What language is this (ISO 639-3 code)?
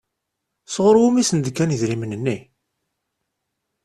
kab